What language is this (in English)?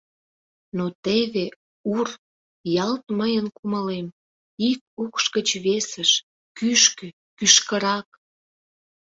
Mari